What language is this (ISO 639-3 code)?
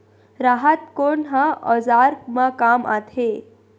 hne